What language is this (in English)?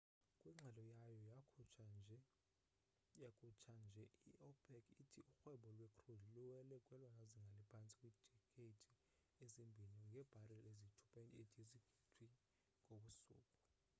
Xhosa